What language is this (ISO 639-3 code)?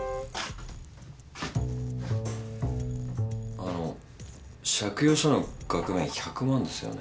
jpn